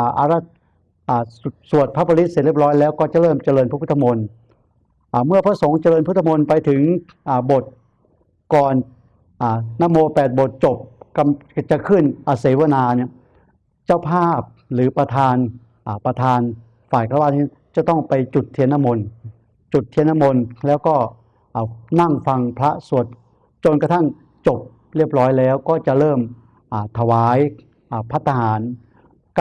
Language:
Thai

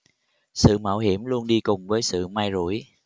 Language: Vietnamese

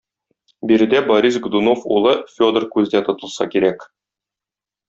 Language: Tatar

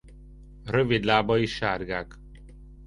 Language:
Hungarian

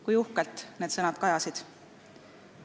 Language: Estonian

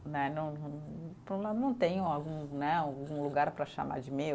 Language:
Portuguese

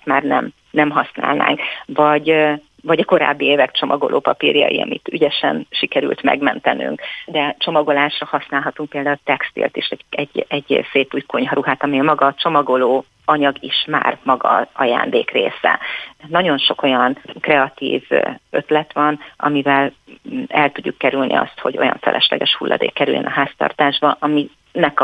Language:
Hungarian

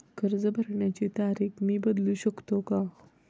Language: Marathi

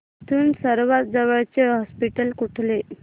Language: Marathi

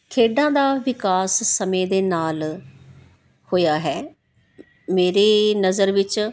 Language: Punjabi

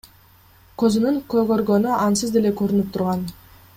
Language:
Kyrgyz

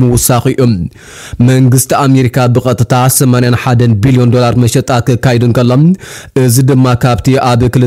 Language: Arabic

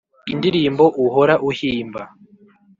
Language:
Kinyarwanda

